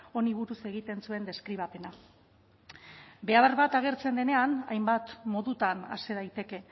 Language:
Basque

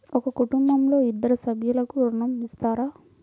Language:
Telugu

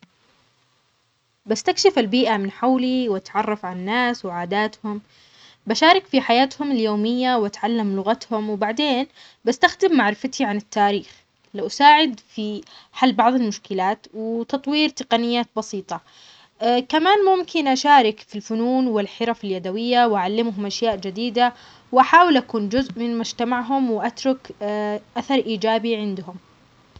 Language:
Omani Arabic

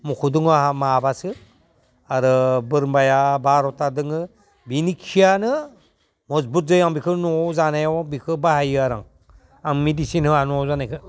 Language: Bodo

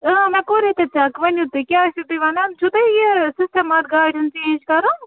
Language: Kashmiri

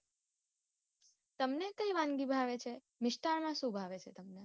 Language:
Gujarati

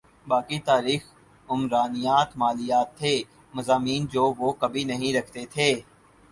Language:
Urdu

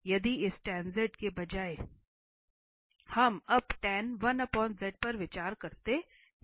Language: Hindi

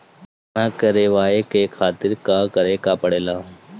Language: Bhojpuri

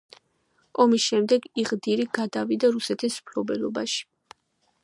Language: Georgian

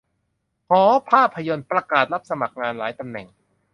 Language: Thai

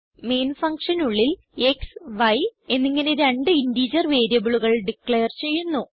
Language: Malayalam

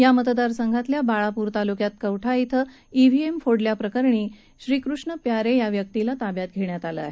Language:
Marathi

